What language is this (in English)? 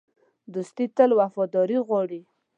Pashto